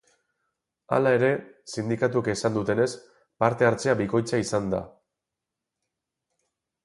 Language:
Basque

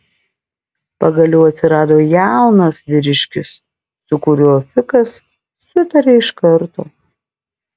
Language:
Lithuanian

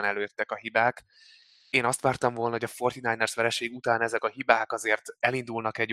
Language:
Hungarian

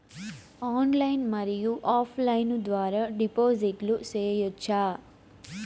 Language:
Telugu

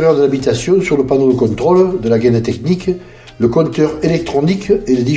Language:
French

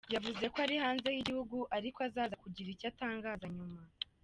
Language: Kinyarwanda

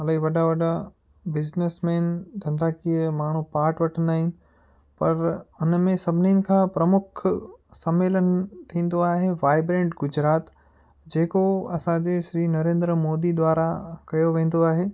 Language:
Sindhi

